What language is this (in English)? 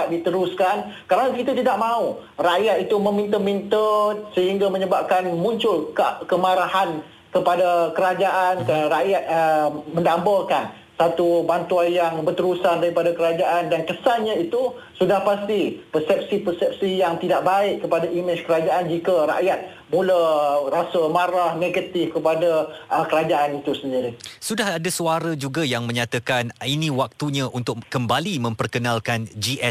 Malay